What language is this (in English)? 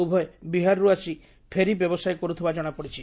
Odia